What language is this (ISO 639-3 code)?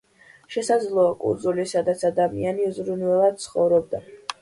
kat